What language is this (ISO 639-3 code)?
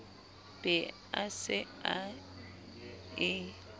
sot